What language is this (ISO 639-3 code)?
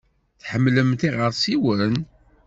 kab